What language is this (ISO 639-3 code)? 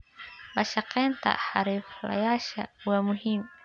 som